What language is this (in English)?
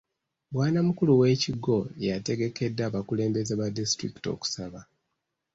Ganda